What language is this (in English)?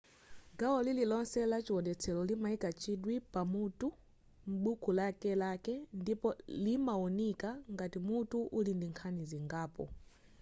Nyanja